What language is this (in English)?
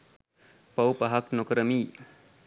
Sinhala